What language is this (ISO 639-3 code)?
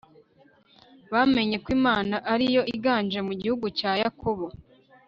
kin